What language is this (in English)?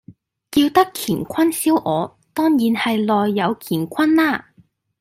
Cantonese